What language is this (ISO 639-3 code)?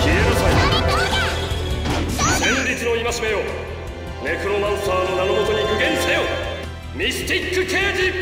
jpn